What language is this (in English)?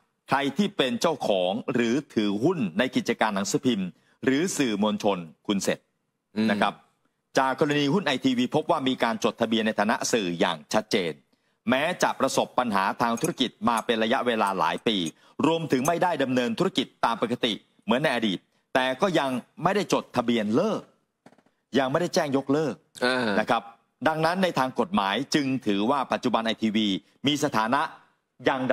Thai